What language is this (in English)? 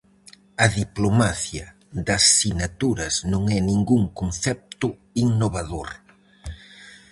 Galician